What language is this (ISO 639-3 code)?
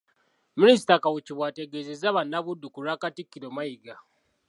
lug